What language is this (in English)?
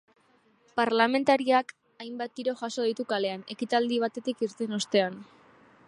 Basque